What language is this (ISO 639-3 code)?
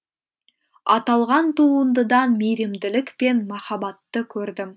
kaz